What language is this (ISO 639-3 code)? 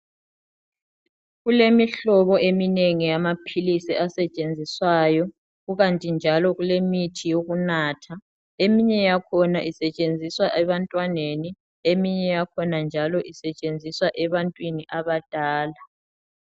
nde